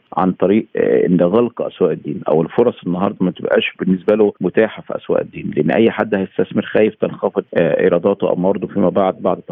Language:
Arabic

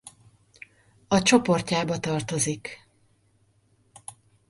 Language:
Hungarian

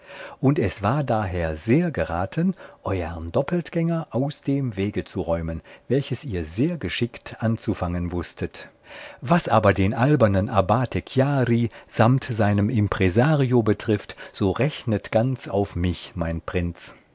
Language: German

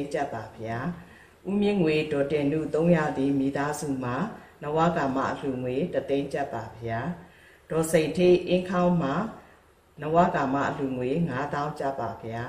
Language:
Indonesian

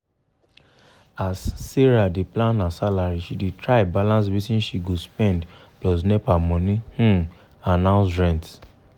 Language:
Nigerian Pidgin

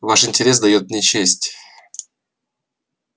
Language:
Russian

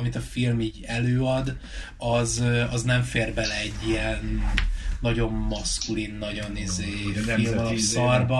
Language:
Hungarian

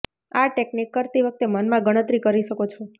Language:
Gujarati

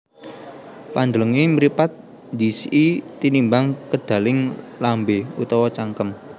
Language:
Javanese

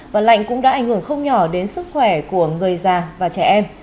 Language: Vietnamese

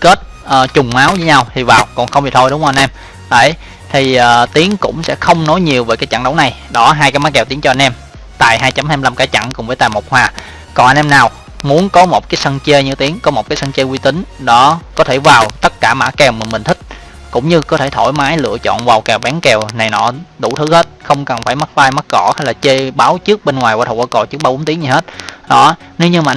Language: Vietnamese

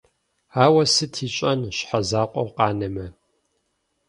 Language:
Kabardian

